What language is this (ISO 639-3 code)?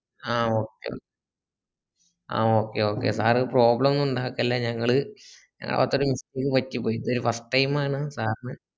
mal